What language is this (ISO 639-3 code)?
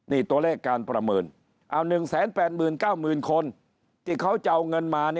tha